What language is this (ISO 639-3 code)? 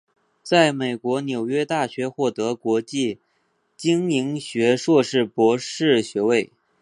zho